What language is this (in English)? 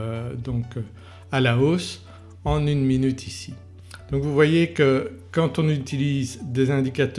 French